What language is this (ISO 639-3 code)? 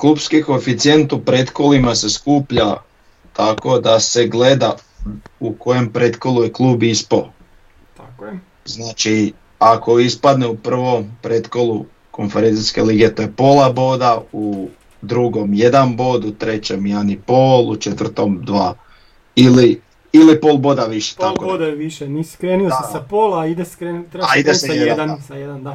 hrv